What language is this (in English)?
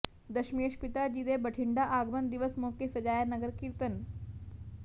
Punjabi